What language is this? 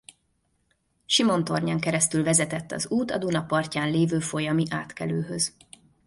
Hungarian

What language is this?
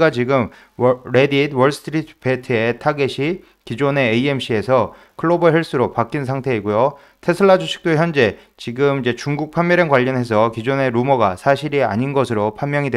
Korean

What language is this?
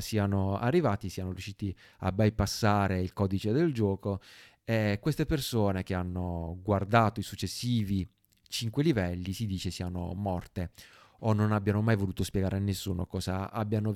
Italian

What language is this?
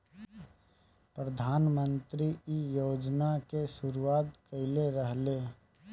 Bhojpuri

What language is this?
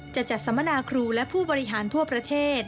Thai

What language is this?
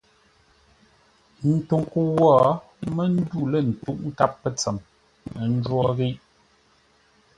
Ngombale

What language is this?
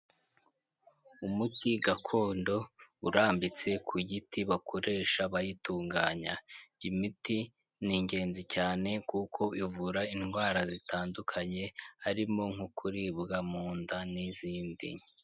Kinyarwanda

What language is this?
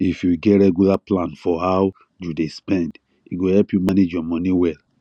Nigerian Pidgin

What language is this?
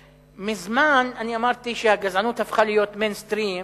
Hebrew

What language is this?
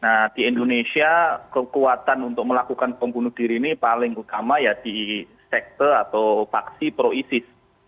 Indonesian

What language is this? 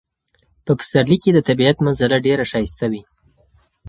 Pashto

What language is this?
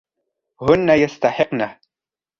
Arabic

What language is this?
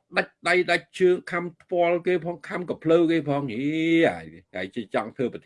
Vietnamese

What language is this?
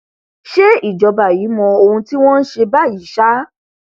Yoruba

